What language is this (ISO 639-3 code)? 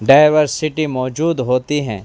urd